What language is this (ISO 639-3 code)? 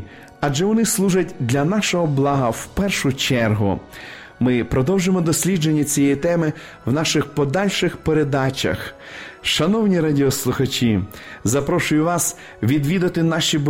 ukr